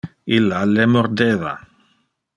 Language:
Interlingua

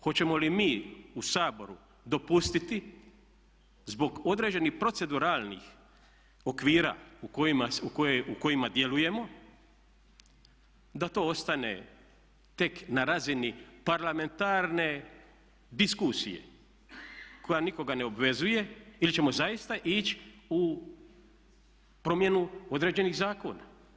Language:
Croatian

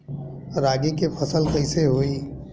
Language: Bhojpuri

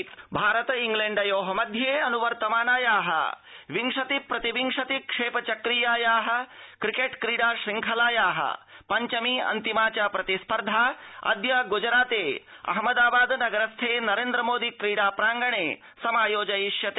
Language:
Sanskrit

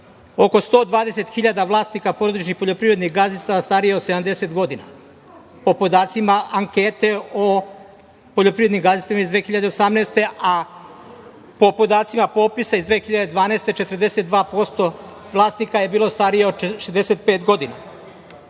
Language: Serbian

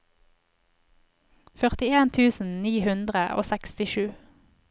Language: Norwegian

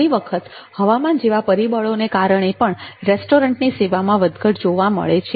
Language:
Gujarati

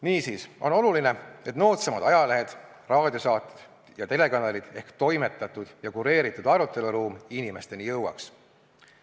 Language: Estonian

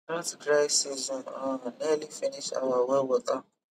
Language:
Nigerian Pidgin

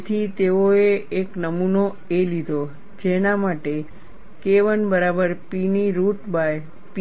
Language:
Gujarati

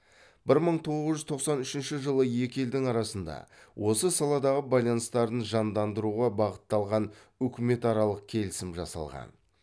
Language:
Kazakh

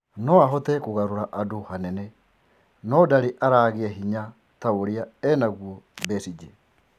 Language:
Kikuyu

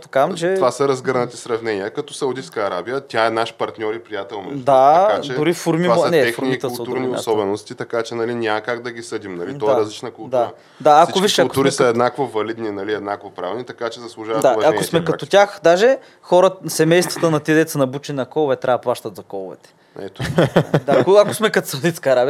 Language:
Bulgarian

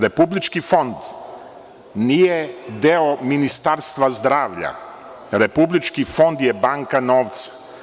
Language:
Serbian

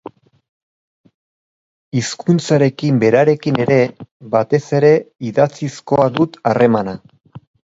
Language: Basque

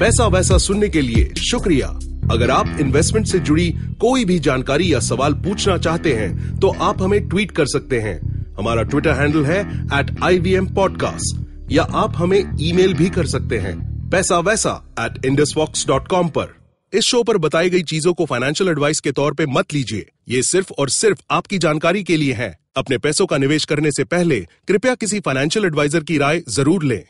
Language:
Hindi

